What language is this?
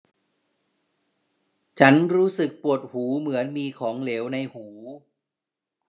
Thai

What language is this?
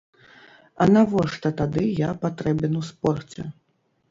Belarusian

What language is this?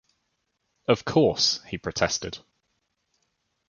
English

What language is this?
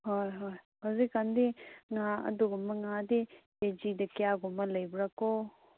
Manipuri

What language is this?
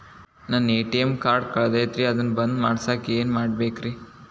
Kannada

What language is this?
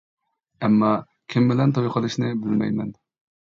Uyghur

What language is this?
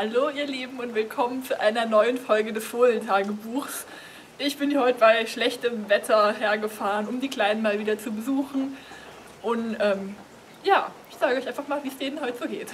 German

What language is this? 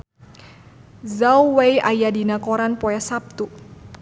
Sundanese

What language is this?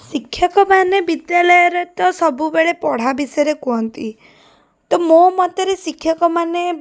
Odia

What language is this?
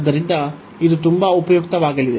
Kannada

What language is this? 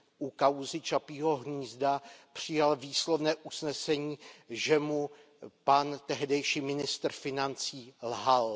Czech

